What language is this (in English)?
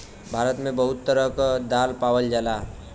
Bhojpuri